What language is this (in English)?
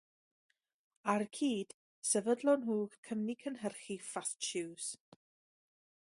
Welsh